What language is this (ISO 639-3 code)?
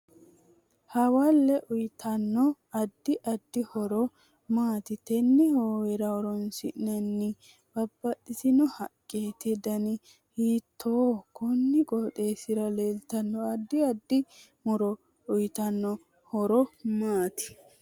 sid